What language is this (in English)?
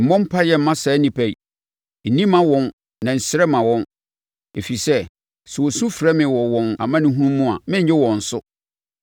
Akan